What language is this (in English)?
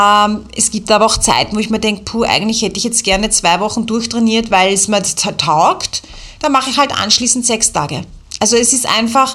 German